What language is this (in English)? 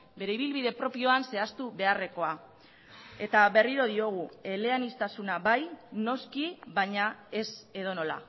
Basque